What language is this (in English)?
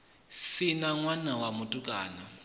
Venda